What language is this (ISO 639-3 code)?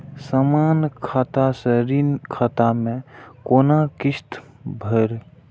mai